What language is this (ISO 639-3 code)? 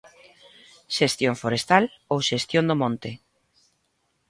glg